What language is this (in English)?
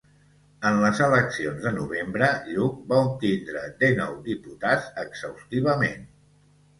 Catalan